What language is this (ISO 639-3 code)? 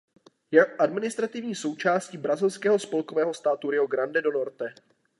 ces